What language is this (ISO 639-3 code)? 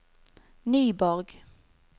nor